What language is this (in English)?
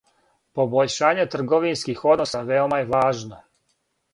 Serbian